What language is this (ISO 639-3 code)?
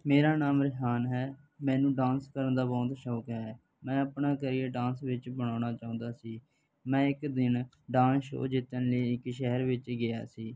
pan